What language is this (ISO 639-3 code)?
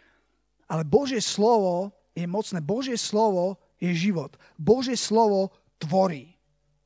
slk